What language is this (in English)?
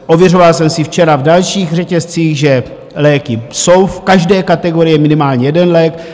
Czech